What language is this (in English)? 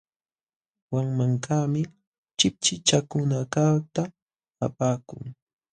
Jauja Wanca Quechua